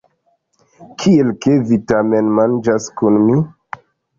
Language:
Esperanto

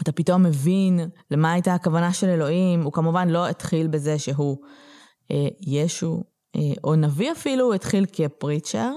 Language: Hebrew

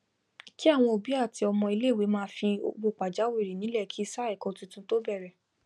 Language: Yoruba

